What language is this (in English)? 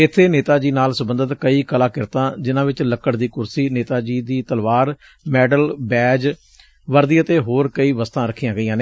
Punjabi